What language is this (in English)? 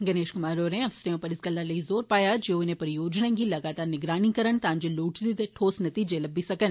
Dogri